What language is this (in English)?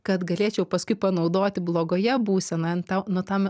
Lithuanian